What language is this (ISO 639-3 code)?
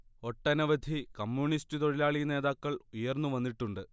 mal